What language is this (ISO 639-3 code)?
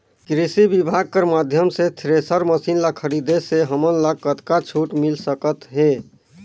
hne